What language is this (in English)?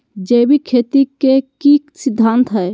Magahi